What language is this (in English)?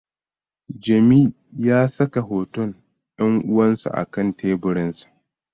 Hausa